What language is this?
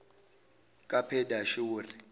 Zulu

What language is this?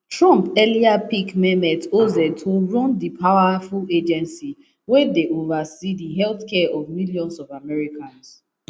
Nigerian Pidgin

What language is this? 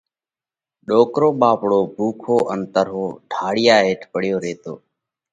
Parkari Koli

